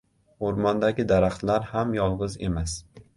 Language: Uzbek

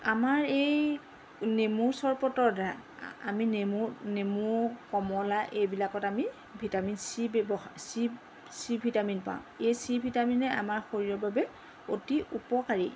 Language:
Assamese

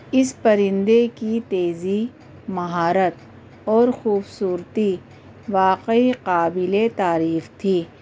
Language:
Urdu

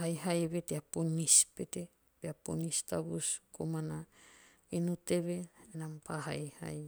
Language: Teop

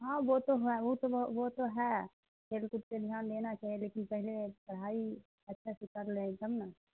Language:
Urdu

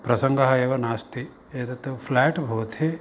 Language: Sanskrit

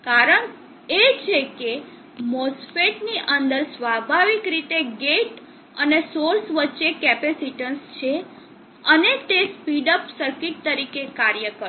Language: Gujarati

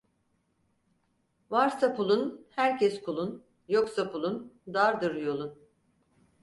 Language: Turkish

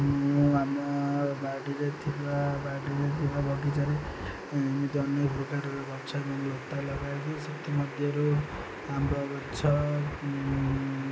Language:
Odia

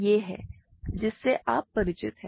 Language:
Hindi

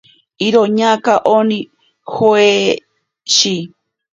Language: Ashéninka Perené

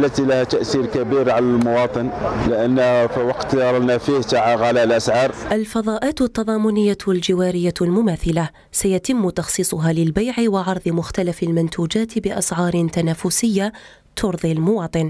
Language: Arabic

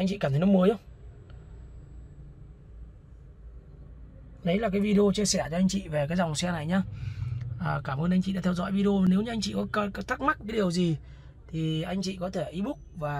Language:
Vietnamese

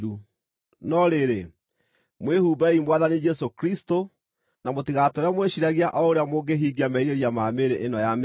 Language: Kikuyu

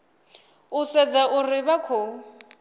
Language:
Venda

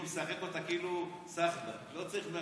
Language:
Hebrew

